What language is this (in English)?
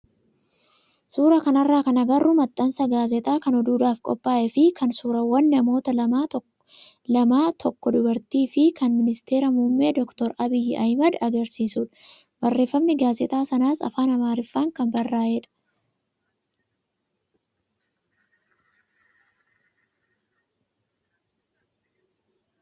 Oromo